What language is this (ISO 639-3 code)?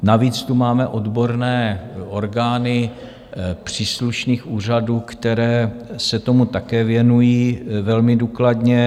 ces